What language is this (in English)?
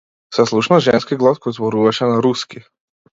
Macedonian